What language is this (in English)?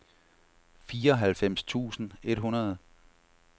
Danish